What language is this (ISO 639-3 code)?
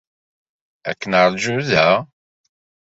kab